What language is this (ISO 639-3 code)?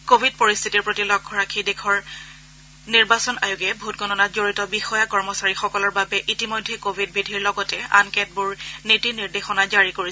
asm